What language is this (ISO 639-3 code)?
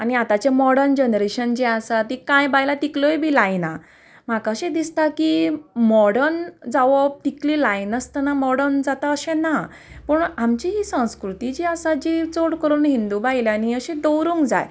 kok